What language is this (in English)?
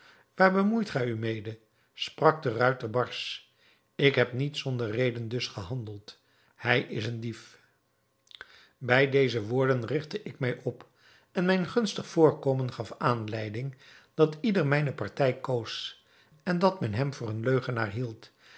Dutch